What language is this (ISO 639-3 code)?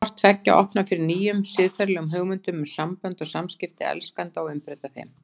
isl